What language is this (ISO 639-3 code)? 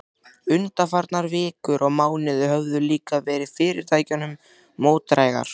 isl